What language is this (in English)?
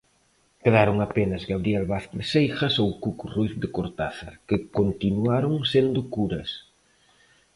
Galician